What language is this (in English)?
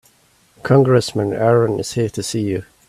English